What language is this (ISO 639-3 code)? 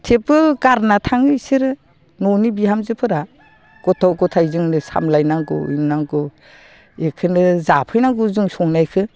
brx